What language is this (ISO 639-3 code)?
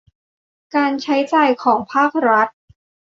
tha